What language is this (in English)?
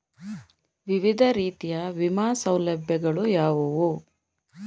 Kannada